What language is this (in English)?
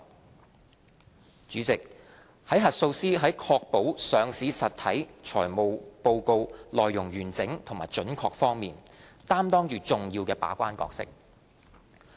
Cantonese